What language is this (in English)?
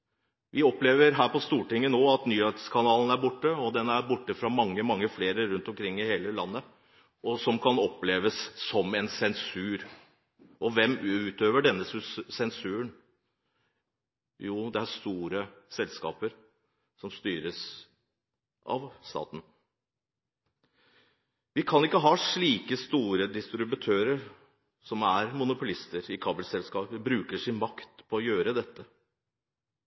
Norwegian Bokmål